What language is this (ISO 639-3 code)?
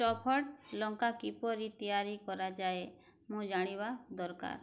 ori